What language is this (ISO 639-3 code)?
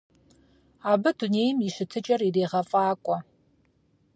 kbd